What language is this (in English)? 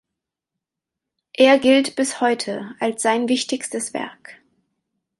German